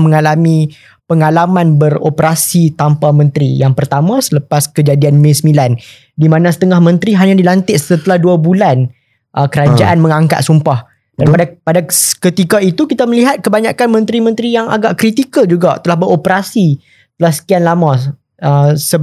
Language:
Malay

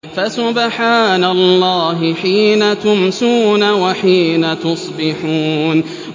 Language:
Arabic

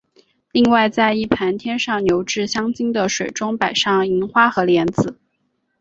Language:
Chinese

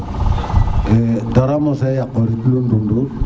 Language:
Serer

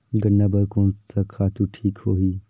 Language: Chhattisgarhi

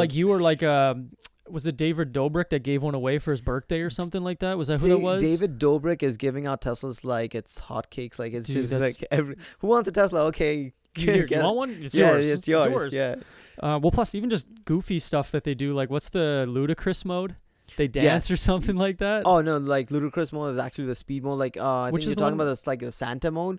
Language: English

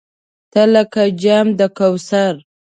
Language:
Pashto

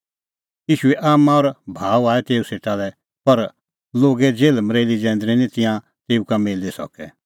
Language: Kullu Pahari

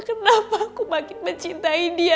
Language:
Indonesian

